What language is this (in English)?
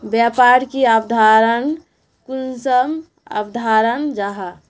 Magahi